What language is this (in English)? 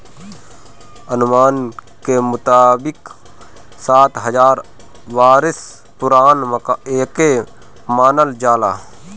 Bhojpuri